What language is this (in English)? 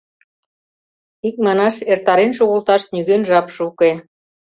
Mari